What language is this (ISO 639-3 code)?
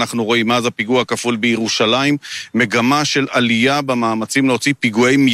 heb